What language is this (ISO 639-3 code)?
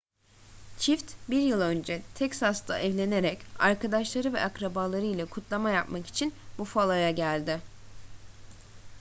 tur